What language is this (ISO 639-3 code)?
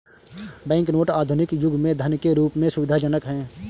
hin